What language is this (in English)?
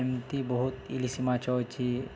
Odia